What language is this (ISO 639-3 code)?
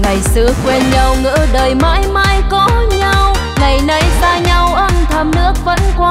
vie